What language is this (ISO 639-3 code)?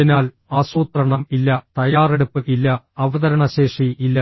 mal